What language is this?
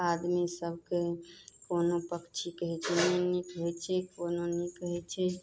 Maithili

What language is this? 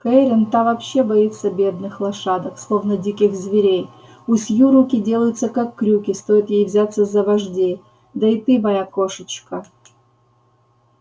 Russian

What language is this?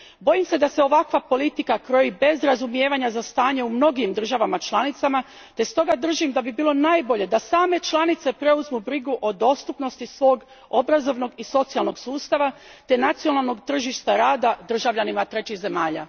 Croatian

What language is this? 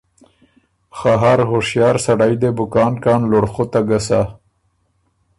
Ormuri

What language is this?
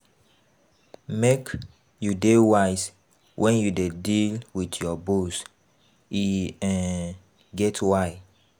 Nigerian Pidgin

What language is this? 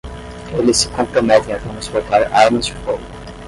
Portuguese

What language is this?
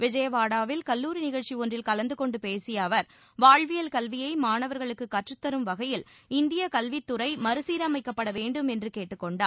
Tamil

